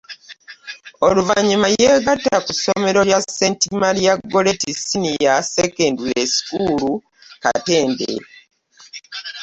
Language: Ganda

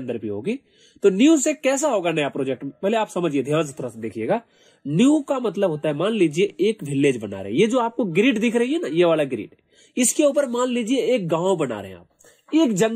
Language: Hindi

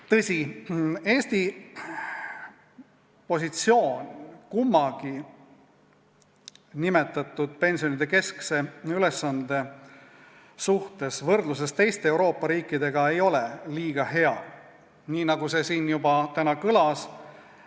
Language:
Estonian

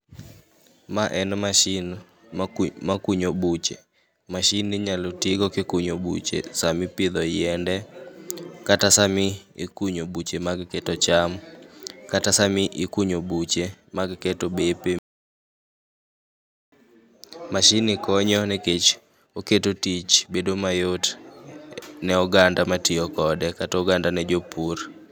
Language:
Luo (Kenya and Tanzania)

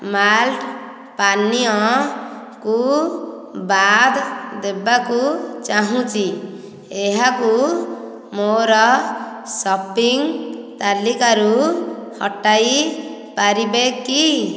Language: Odia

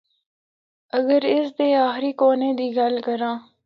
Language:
Northern Hindko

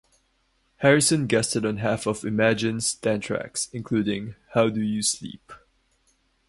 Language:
English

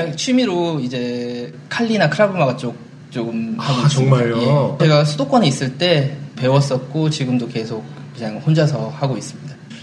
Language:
Korean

